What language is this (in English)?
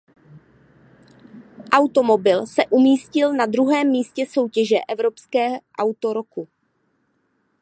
Czech